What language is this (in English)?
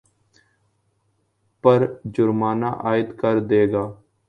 Urdu